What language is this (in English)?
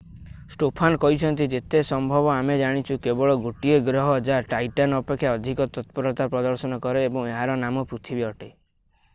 Odia